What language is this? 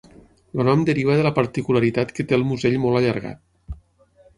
Catalan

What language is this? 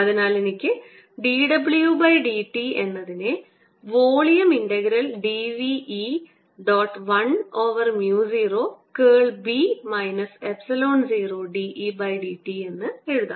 Malayalam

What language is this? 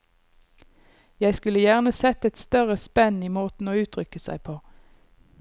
Norwegian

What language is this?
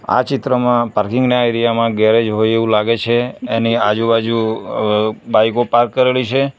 Gujarati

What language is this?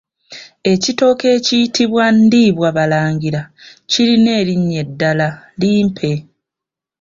Ganda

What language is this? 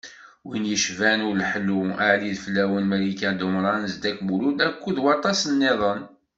Kabyle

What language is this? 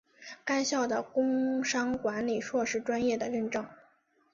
Chinese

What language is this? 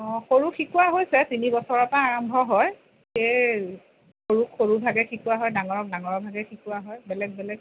Assamese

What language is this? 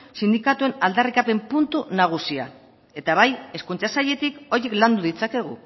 Basque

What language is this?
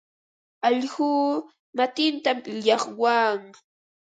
Ambo-Pasco Quechua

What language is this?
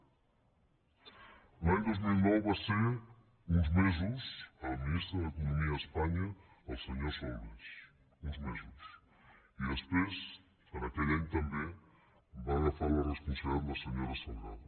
Catalan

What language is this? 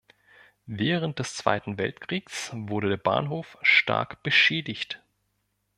German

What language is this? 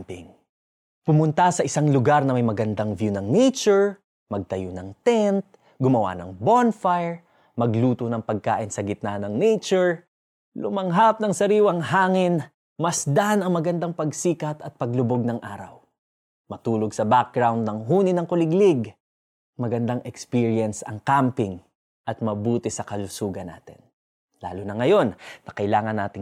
Filipino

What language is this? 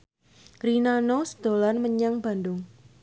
Javanese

